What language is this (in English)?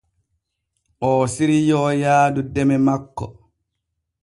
Borgu Fulfulde